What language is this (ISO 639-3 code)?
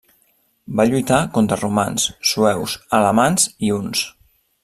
cat